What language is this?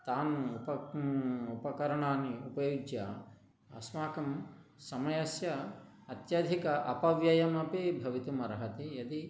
Sanskrit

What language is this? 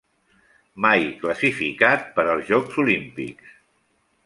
Catalan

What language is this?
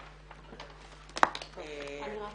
Hebrew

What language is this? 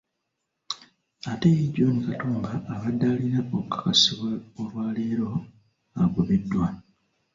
Ganda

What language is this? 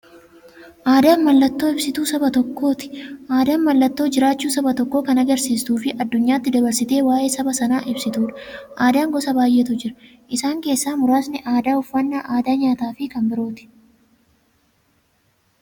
Oromo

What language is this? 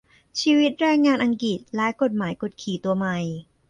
Thai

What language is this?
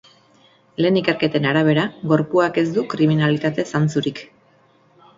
Basque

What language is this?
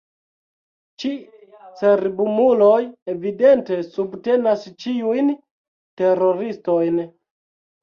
Esperanto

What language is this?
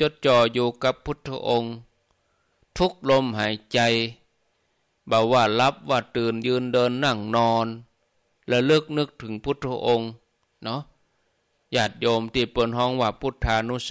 Thai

